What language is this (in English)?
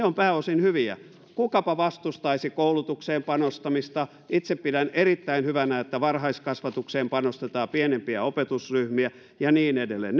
Finnish